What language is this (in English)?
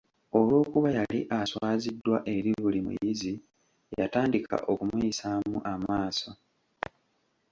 Ganda